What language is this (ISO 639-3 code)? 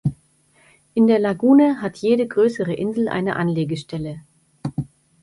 deu